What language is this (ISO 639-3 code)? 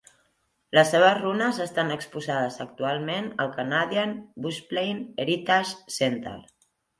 cat